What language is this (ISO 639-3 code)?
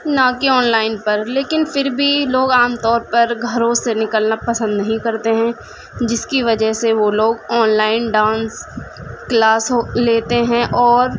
urd